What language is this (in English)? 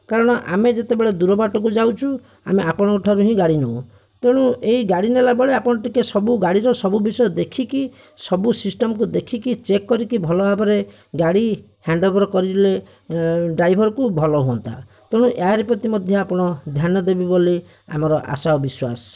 Odia